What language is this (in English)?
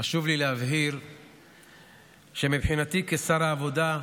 Hebrew